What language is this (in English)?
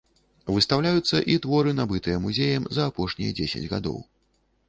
Belarusian